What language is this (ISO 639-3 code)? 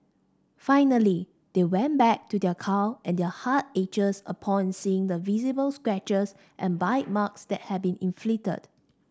eng